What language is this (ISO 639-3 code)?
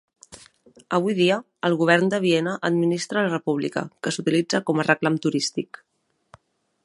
cat